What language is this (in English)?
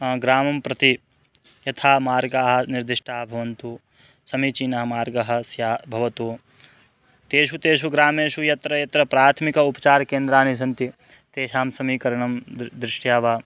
Sanskrit